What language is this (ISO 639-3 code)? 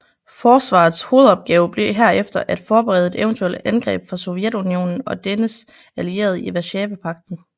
dan